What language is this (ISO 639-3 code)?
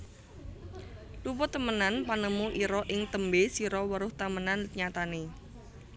jav